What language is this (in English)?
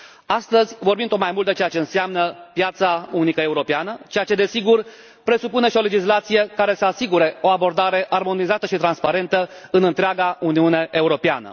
Romanian